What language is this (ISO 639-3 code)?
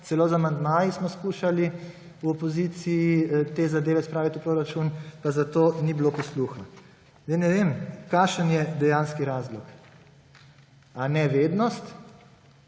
slv